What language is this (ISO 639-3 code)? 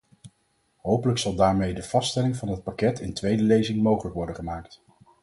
nld